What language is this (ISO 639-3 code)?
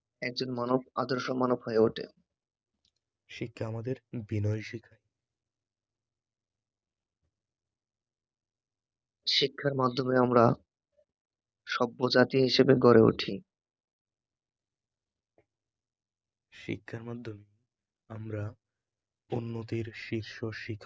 ben